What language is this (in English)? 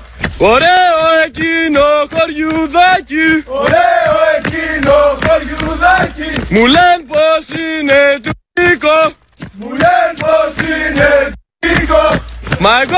Greek